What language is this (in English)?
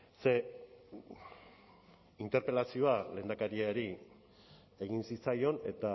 Basque